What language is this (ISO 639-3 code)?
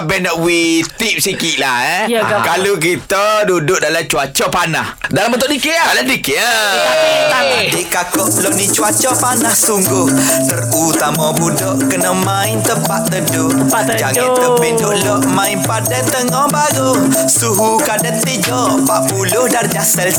msa